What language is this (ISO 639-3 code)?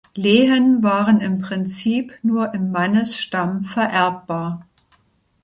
deu